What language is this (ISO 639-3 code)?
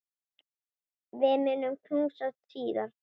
isl